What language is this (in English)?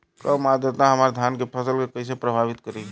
Bhojpuri